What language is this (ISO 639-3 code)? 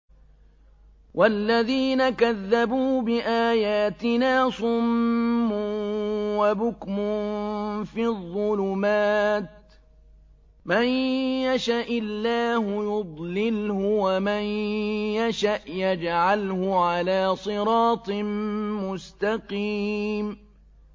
ara